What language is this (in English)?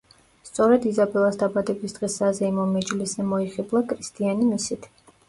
Georgian